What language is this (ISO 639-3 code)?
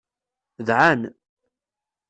kab